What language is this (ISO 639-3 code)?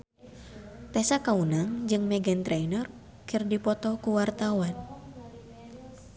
sun